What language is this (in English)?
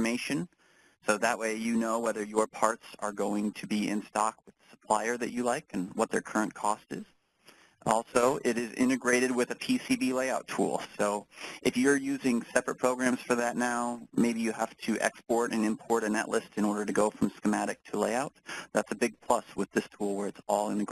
English